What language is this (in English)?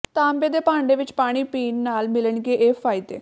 Punjabi